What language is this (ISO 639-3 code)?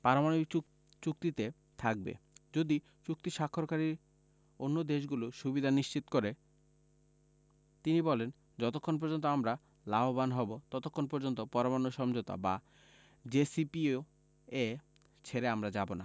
ben